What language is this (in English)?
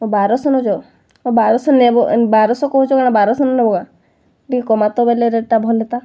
Odia